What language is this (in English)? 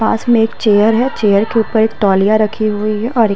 Hindi